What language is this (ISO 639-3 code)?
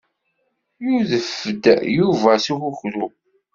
kab